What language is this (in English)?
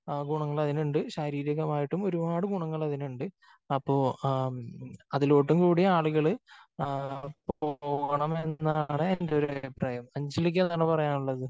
Malayalam